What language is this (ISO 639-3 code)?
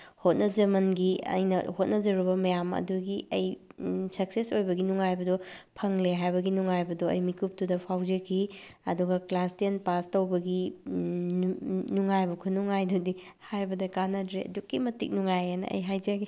mni